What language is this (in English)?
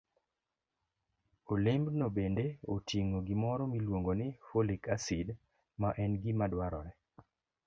Luo (Kenya and Tanzania)